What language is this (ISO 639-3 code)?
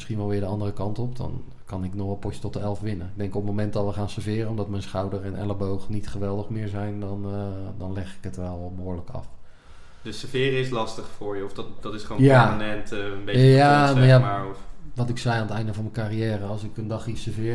nld